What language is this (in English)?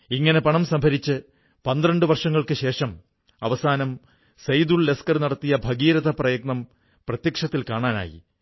Malayalam